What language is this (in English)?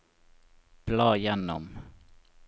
Norwegian